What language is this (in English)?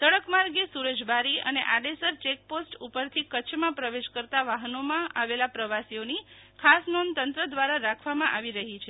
Gujarati